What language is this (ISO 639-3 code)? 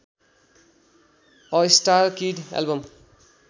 nep